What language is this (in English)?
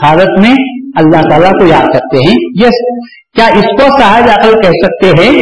Urdu